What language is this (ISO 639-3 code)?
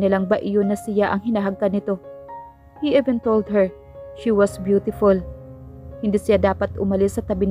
fil